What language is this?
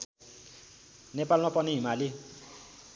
Nepali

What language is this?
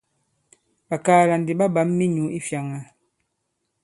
Bankon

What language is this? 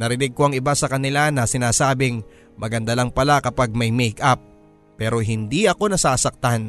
Filipino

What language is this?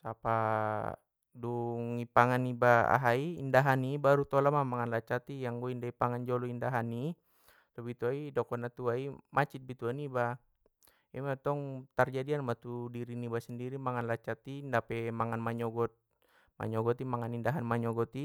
Batak Mandailing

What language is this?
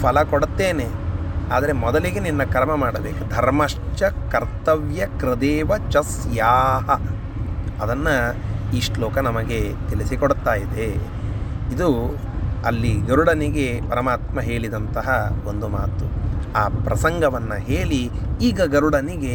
Kannada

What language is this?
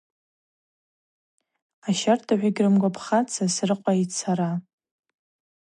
Abaza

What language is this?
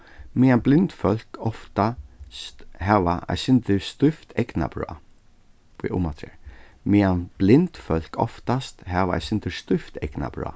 Faroese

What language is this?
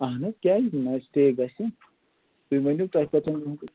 Kashmiri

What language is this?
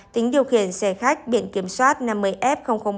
Vietnamese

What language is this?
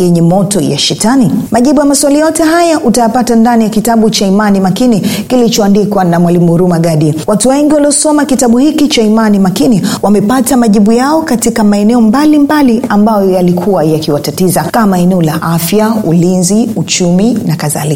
Swahili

